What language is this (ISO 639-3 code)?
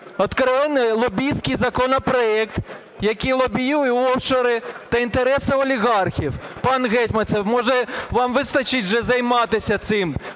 ukr